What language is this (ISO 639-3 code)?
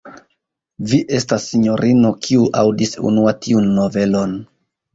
epo